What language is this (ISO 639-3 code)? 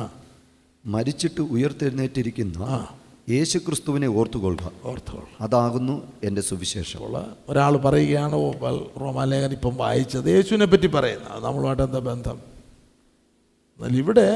mal